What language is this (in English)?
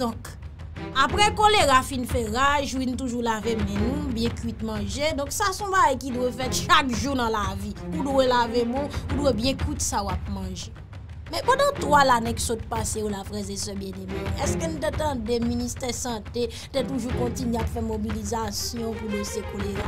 French